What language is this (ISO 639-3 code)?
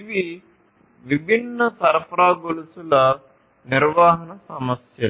tel